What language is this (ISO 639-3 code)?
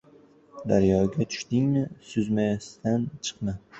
uzb